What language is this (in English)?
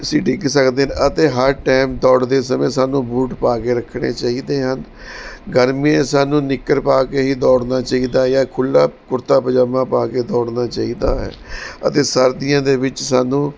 Punjabi